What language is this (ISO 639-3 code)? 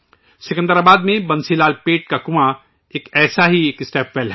urd